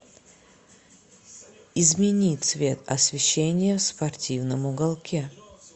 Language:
Russian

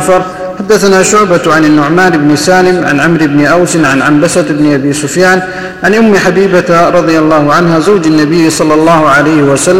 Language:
Arabic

